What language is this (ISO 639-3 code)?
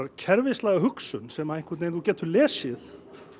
isl